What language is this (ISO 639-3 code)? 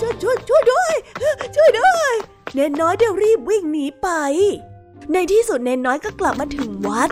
tha